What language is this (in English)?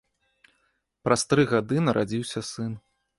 Belarusian